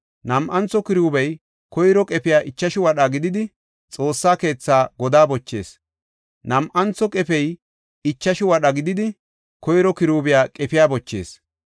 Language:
Gofa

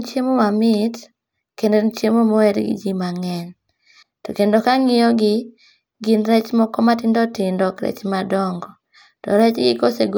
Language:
Luo (Kenya and Tanzania)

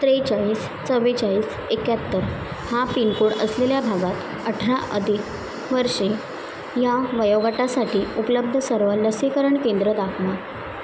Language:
Marathi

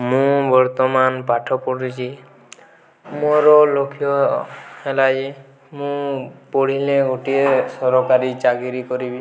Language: Odia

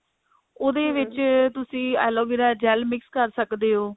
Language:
Punjabi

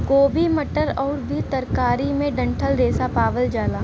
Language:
Bhojpuri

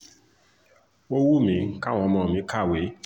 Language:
Yoruba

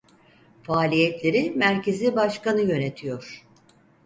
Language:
Turkish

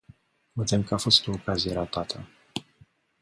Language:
Romanian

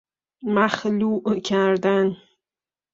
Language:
Persian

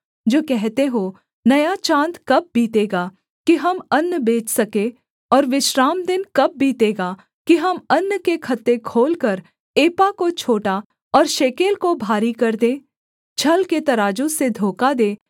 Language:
Hindi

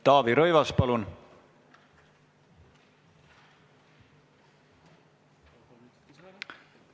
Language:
Estonian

